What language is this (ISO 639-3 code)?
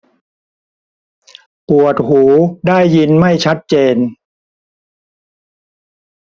tha